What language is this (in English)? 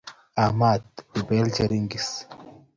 Kalenjin